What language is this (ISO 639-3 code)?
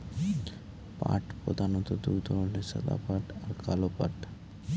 ben